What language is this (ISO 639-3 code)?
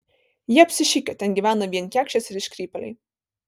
lit